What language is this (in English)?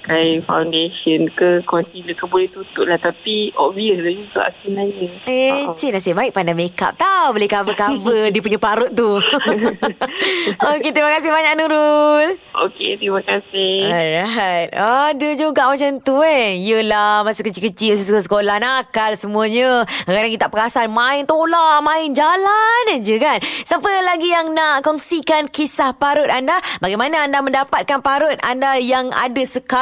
Malay